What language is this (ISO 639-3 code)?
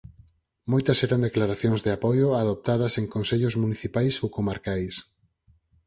glg